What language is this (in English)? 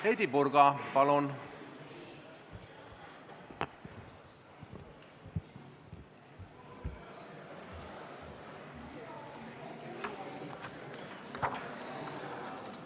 Estonian